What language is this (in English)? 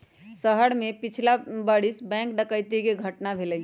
Magahi